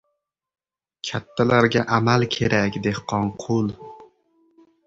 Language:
Uzbek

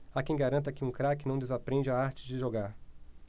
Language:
Portuguese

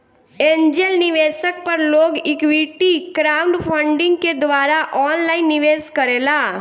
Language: Bhojpuri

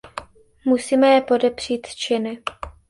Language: Czech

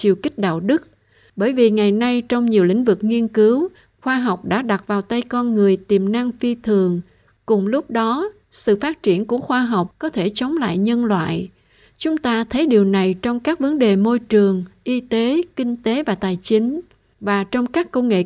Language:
Vietnamese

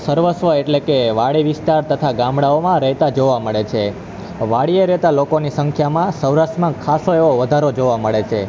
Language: Gujarati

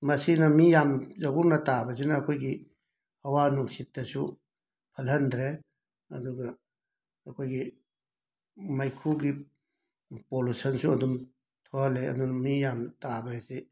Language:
Manipuri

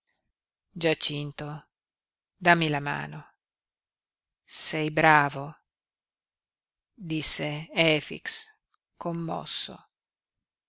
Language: Italian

